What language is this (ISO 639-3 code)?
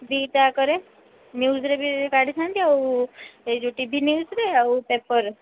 ori